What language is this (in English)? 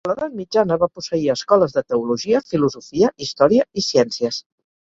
Catalan